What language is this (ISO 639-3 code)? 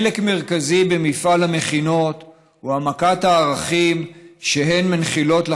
heb